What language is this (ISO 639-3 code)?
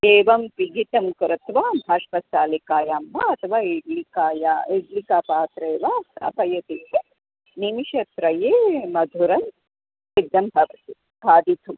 san